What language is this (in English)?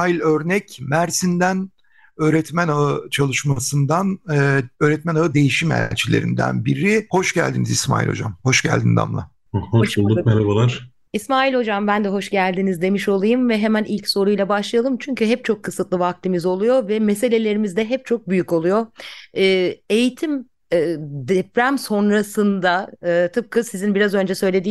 Turkish